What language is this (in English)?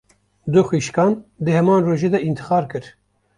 Kurdish